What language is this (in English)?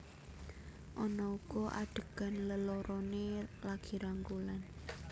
Javanese